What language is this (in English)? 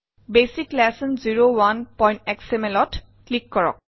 Assamese